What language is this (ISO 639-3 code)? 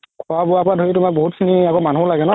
asm